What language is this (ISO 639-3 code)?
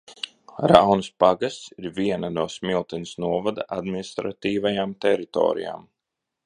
lav